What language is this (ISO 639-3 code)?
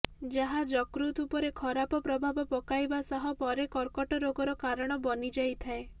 ori